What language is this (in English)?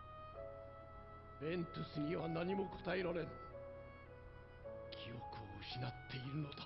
Thai